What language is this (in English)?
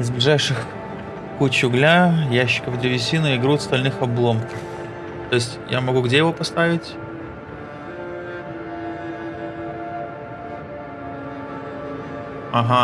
Russian